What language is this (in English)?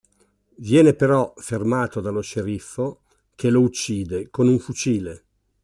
Italian